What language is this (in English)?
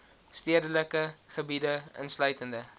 Afrikaans